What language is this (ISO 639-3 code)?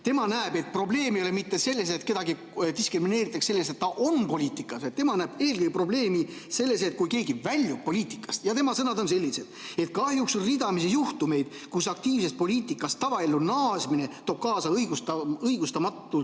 est